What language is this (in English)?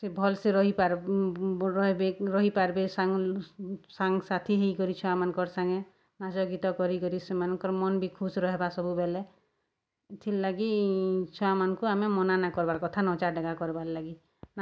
Odia